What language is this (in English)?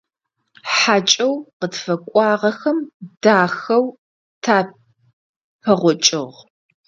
Adyghe